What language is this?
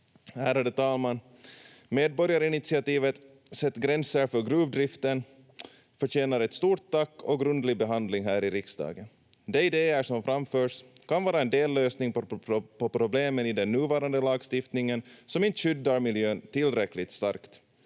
Finnish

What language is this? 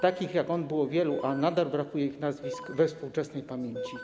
Polish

